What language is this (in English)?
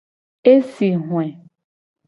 Gen